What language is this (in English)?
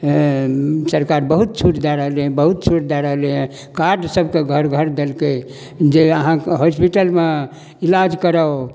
Maithili